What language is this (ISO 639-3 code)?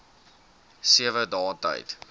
afr